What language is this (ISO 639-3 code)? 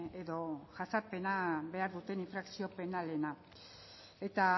eus